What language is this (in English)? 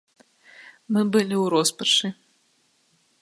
Belarusian